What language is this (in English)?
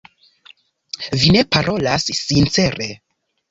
Esperanto